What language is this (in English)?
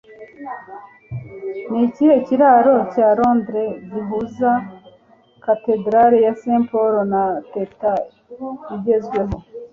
Kinyarwanda